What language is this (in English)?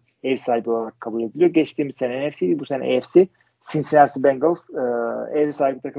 Turkish